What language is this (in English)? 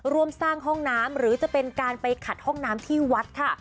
Thai